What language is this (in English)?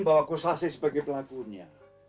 Indonesian